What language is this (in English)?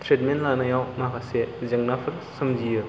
Bodo